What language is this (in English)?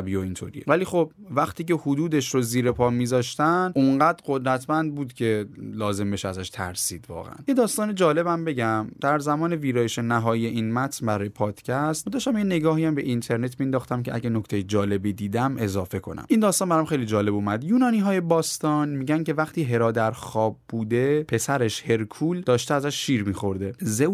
Persian